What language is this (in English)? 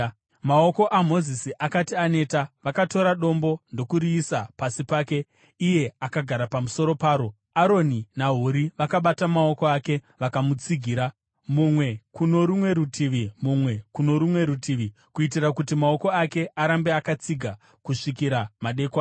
Shona